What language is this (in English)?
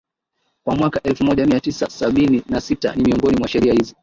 Swahili